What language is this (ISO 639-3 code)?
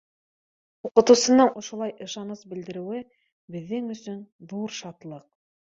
bak